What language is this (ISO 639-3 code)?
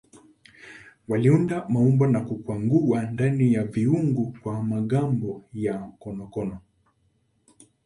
swa